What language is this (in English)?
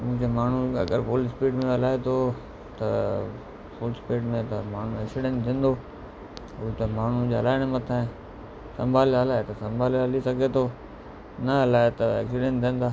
Sindhi